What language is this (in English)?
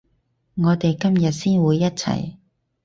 Cantonese